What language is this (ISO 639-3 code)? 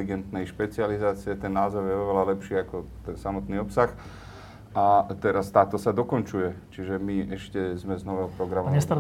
slk